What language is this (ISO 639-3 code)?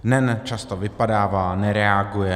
ces